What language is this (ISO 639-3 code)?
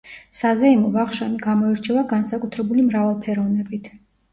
kat